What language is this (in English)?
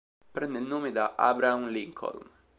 Italian